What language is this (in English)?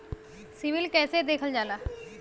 Bhojpuri